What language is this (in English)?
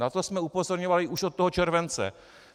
Czech